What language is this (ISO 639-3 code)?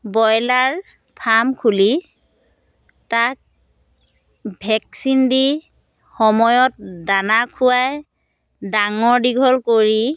asm